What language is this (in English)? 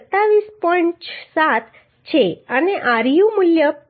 Gujarati